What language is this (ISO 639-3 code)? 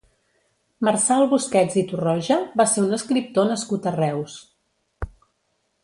cat